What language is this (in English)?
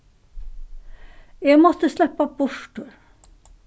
Faroese